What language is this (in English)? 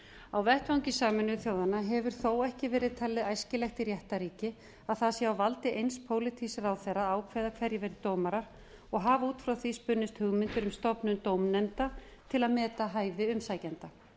Icelandic